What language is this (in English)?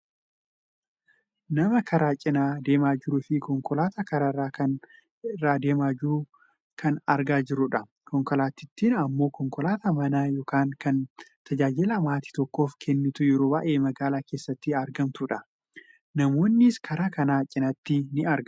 Oromo